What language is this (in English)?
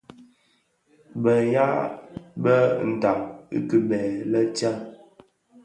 Bafia